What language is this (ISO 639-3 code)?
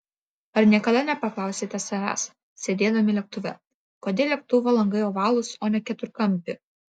lit